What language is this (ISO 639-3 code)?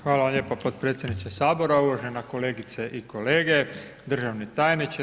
hrv